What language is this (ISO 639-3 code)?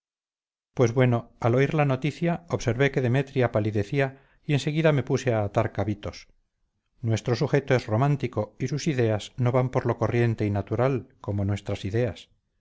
spa